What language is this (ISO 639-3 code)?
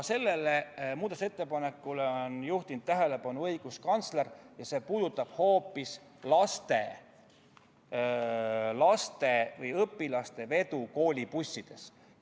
est